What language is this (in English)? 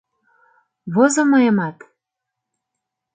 Mari